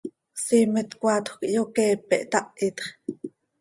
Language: Seri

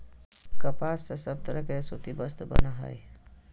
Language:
Magahi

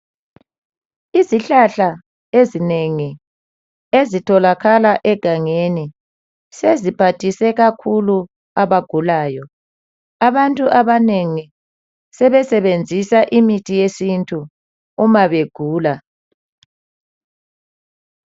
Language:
North Ndebele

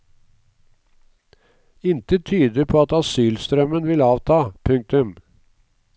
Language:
Norwegian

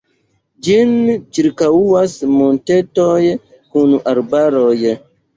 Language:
Esperanto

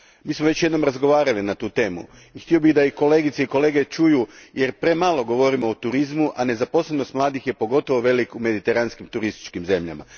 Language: Croatian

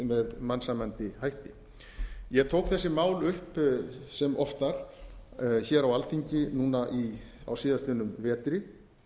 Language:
Icelandic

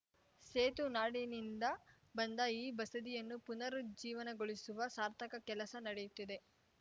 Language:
Kannada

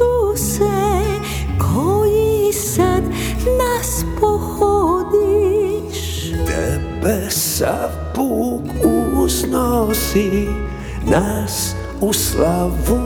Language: Croatian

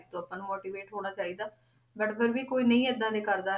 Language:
Punjabi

